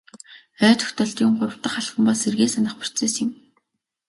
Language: Mongolian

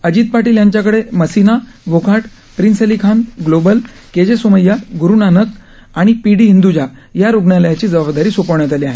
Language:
Marathi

